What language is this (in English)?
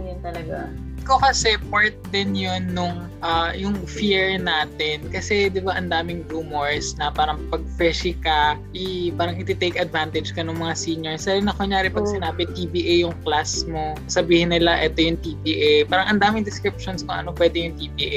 Filipino